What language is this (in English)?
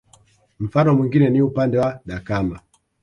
Swahili